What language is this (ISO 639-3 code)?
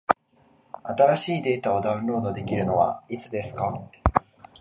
jpn